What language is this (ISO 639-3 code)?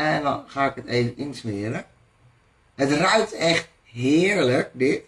nld